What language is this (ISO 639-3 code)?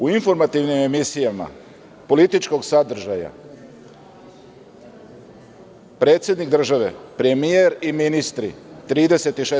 srp